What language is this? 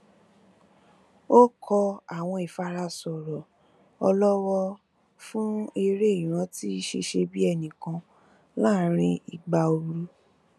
Yoruba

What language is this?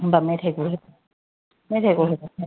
Bodo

